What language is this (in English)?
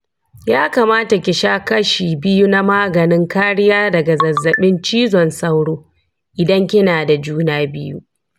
Hausa